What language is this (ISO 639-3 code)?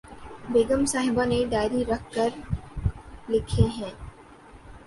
urd